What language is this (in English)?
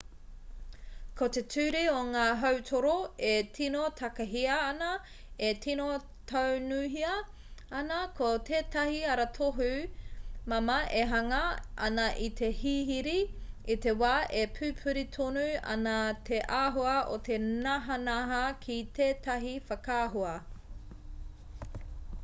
Māori